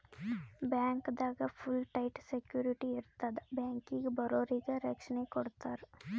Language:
Kannada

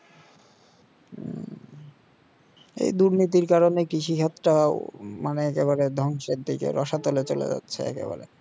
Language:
Bangla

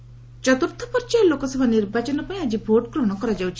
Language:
Odia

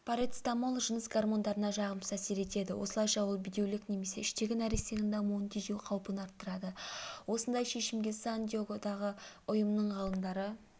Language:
Kazakh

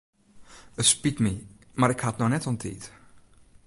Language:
Western Frisian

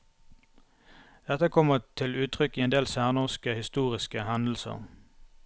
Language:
Norwegian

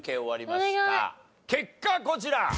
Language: Japanese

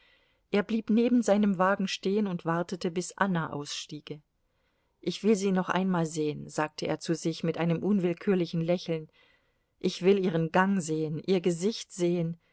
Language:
German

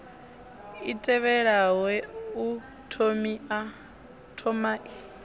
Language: Venda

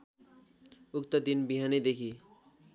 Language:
Nepali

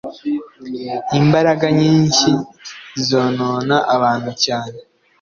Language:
Kinyarwanda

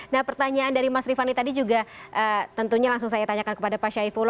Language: Indonesian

